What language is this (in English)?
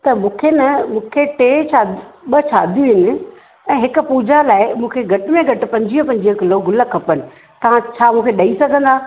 Sindhi